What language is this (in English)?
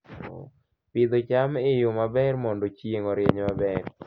Luo (Kenya and Tanzania)